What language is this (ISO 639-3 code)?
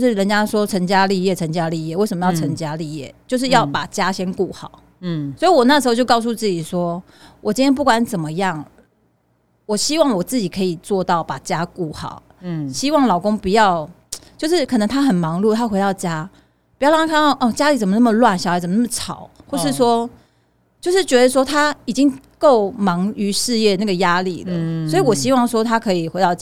zho